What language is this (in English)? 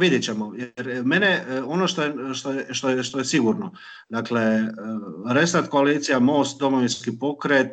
Croatian